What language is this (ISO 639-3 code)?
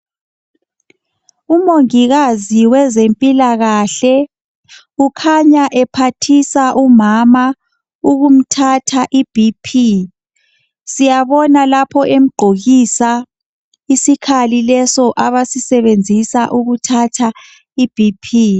nde